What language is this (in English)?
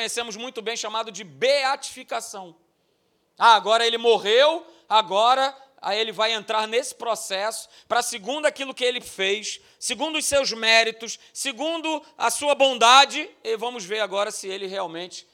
Portuguese